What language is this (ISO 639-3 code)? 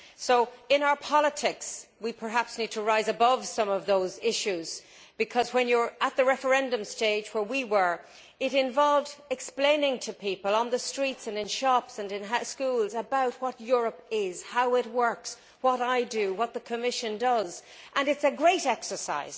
eng